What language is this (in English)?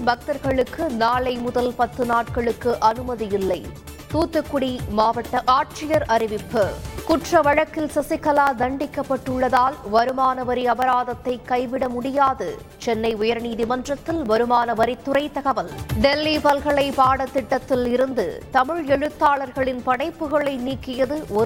Tamil